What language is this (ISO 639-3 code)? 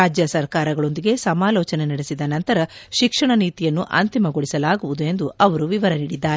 kan